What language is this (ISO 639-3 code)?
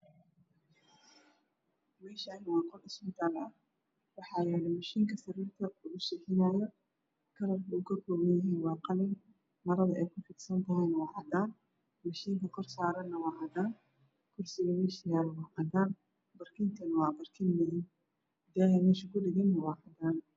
som